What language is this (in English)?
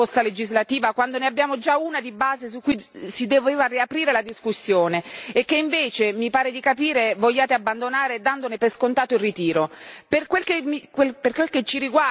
Italian